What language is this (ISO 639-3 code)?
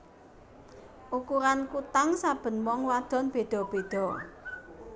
jav